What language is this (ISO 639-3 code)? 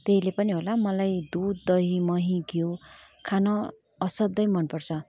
nep